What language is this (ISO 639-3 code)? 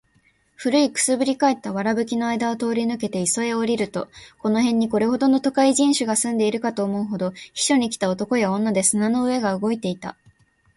jpn